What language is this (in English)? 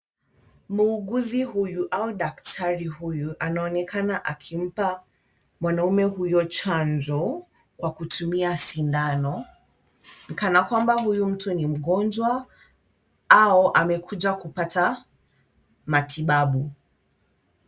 Swahili